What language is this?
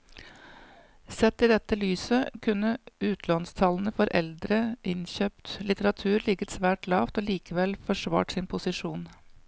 Norwegian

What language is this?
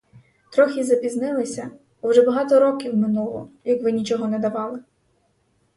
Ukrainian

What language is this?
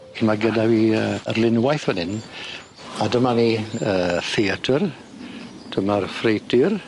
Welsh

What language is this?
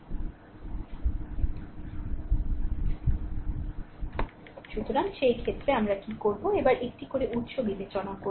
Bangla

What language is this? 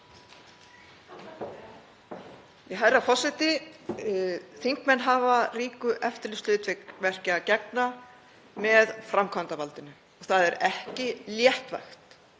Icelandic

